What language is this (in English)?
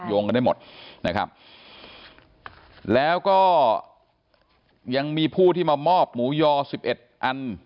Thai